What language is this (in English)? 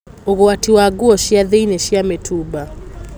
Kikuyu